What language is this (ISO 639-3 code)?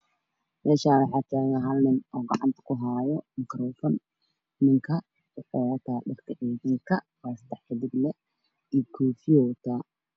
som